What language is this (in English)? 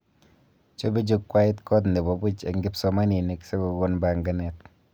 Kalenjin